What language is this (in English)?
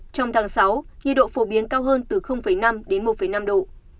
Vietnamese